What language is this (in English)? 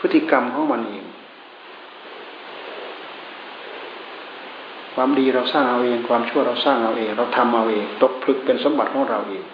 Thai